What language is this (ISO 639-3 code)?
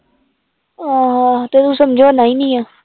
pan